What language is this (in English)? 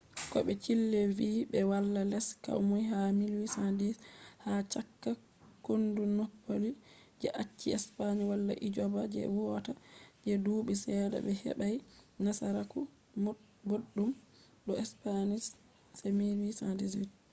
Fula